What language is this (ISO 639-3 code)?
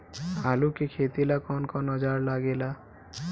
bho